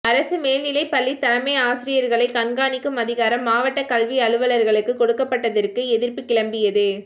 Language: Tamil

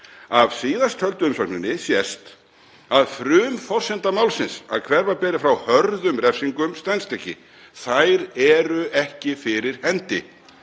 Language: Icelandic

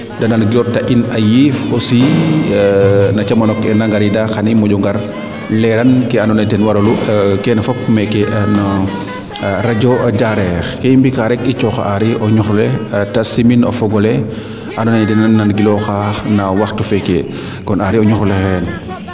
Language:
Serer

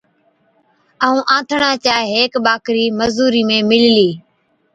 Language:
Od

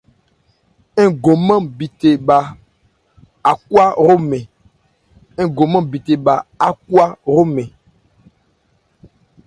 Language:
Ebrié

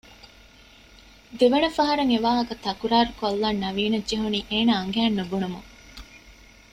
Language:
Divehi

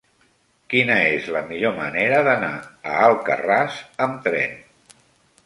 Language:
Catalan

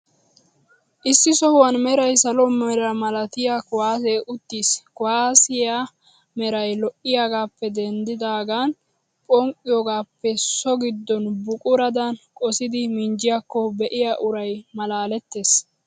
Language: Wolaytta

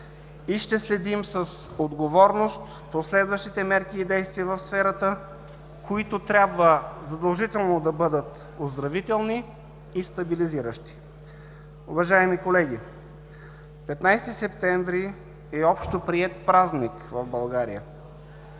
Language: Bulgarian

